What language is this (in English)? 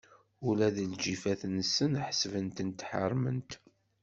Kabyle